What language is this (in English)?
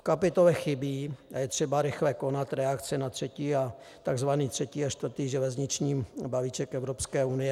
Czech